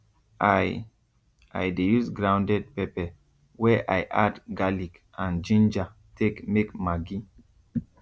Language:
Nigerian Pidgin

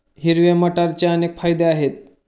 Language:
Marathi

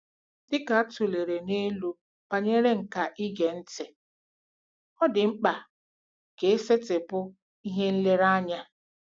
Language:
Igbo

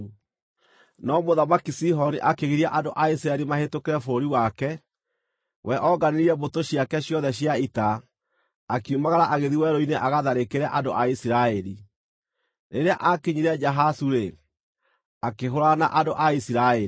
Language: Kikuyu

